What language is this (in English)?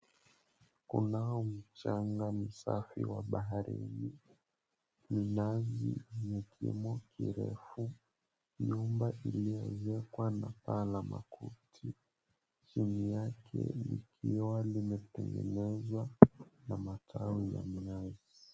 Swahili